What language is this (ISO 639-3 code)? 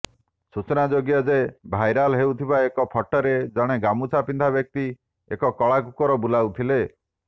ori